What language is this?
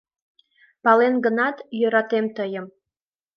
Mari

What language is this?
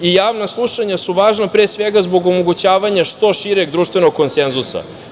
Serbian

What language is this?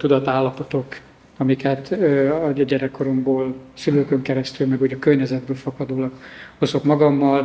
Hungarian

